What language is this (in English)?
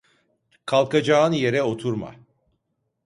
Turkish